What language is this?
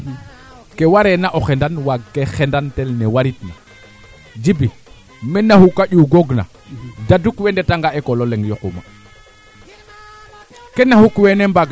Serer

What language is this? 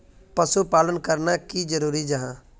Magahi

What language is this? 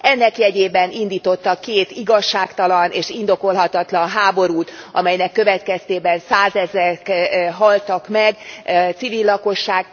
Hungarian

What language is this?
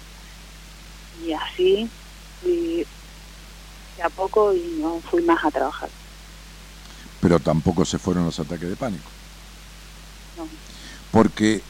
Spanish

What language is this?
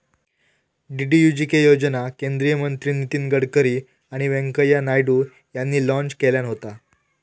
Marathi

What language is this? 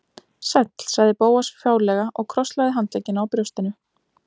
Icelandic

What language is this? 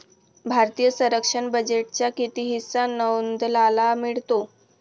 Marathi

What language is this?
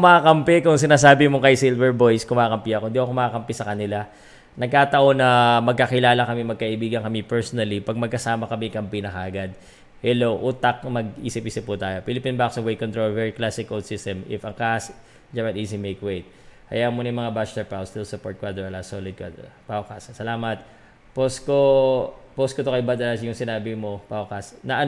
Filipino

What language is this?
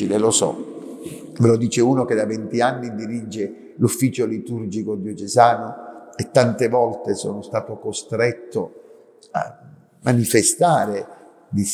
Italian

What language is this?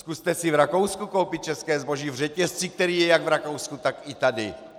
Czech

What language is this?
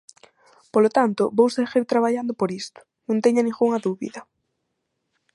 Galician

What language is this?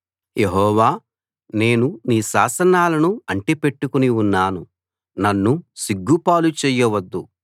Telugu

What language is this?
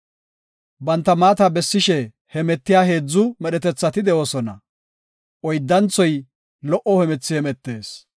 Gofa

